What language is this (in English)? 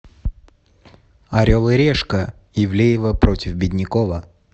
Russian